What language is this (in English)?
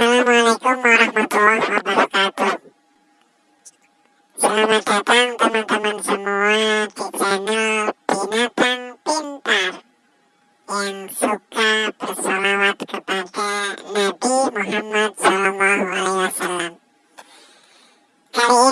Indonesian